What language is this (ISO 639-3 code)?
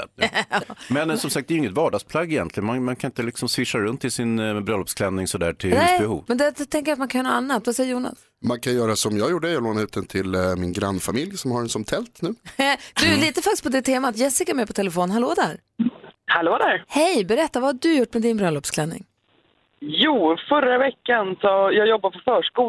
swe